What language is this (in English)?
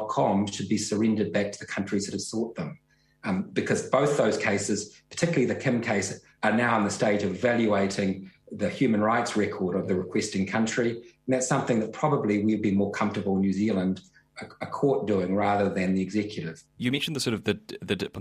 English